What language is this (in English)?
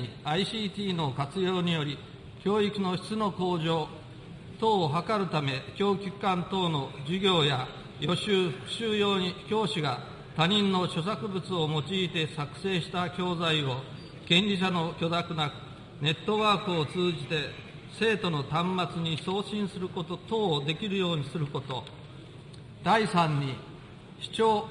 Japanese